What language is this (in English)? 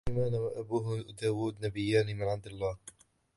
Arabic